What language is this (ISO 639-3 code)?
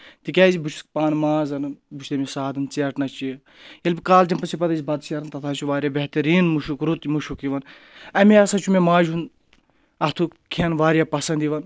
kas